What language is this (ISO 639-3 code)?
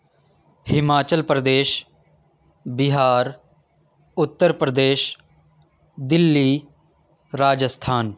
urd